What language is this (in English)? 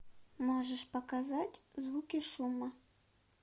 Russian